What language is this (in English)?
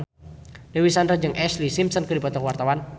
Sundanese